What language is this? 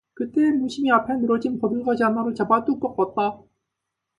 Korean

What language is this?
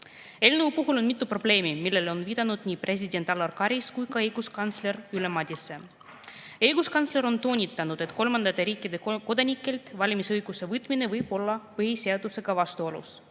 Estonian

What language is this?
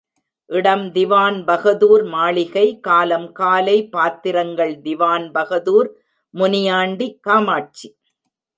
Tamil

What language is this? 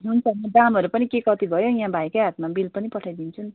Nepali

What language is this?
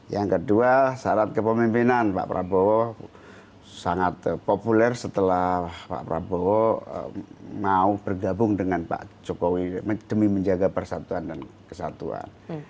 Indonesian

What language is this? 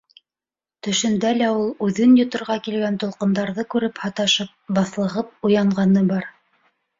Bashkir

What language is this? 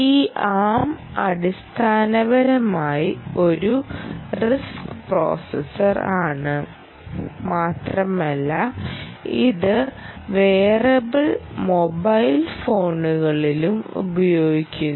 Malayalam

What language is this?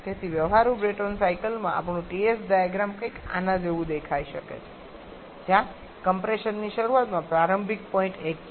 Gujarati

